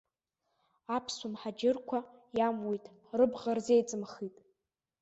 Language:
Abkhazian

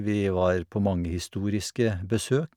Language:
Norwegian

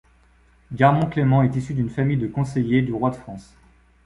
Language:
French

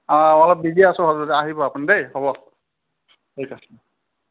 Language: Assamese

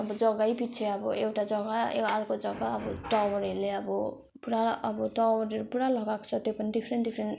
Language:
Nepali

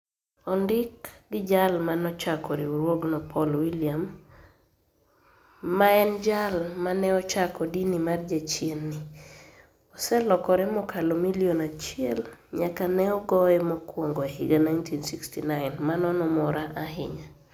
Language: Luo (Kenya and Tanzania)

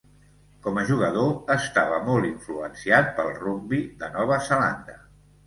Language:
Catalan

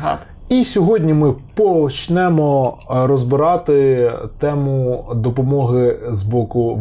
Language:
Ukrainian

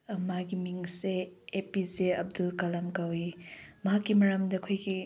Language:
Manipuri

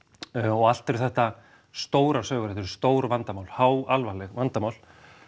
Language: Icelandic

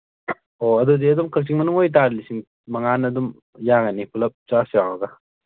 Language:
Manipuri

